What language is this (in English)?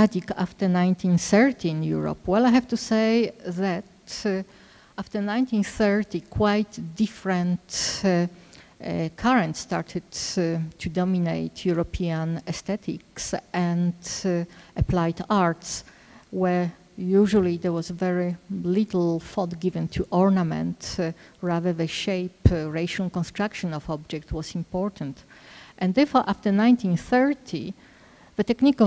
English